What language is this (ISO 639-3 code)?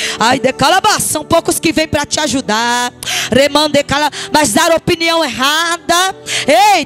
por